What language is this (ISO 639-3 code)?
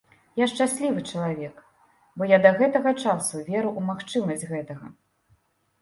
bel